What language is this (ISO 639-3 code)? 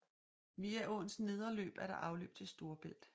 dan